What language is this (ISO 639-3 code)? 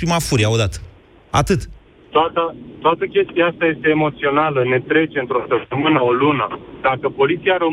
ron